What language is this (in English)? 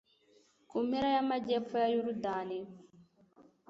Kinyarwanda